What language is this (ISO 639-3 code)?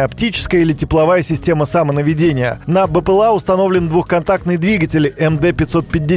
rus